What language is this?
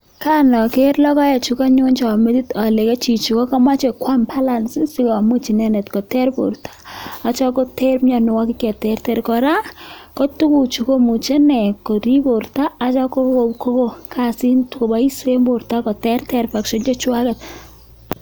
Kalenjin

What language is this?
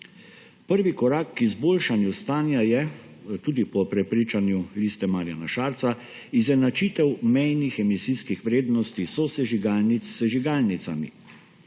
Slovenian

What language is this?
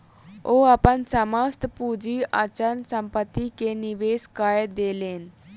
Maithili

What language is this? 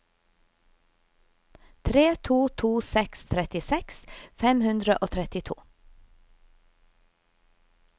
Norwegian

